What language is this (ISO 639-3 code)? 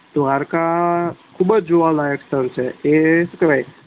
guj